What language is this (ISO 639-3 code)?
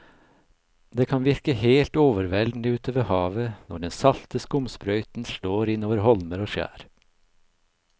nor